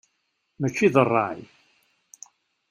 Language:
Kabyle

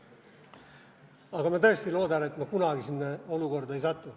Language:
Estonian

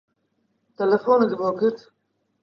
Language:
Central Kurdish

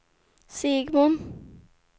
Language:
Swedish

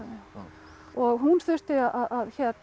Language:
Icelandic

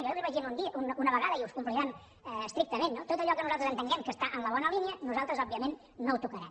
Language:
Catalan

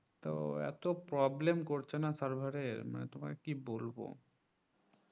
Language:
Bangla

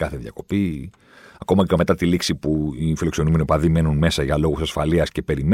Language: Greek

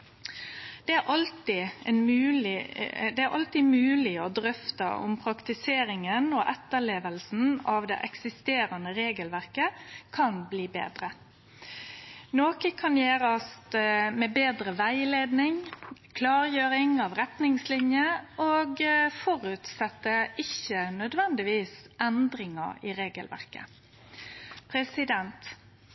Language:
Norwegian Nynorsk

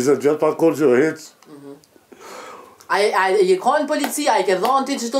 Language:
Romanian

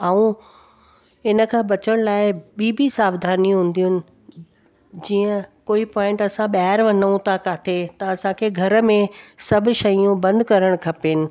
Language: Sindhi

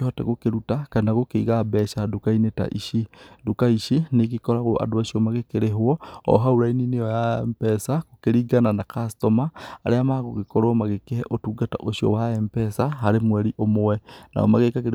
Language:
Kikuyu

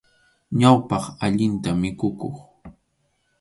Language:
Arequipa-La Unión Quechua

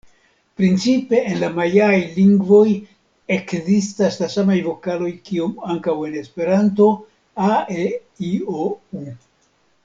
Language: Esperanto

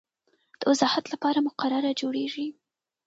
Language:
Pashto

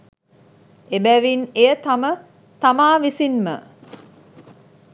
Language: Sinhala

